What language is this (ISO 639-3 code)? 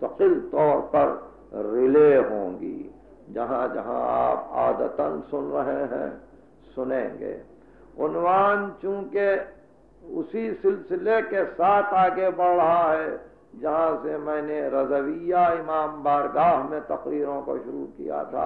ara